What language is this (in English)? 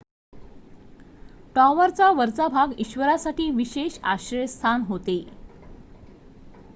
Marathi